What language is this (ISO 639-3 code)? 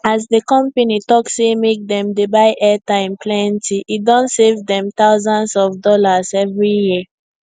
pcm